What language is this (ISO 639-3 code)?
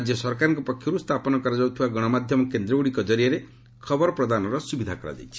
ori